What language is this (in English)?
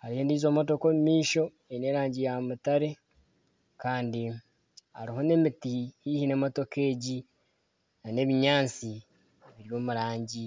Nyankole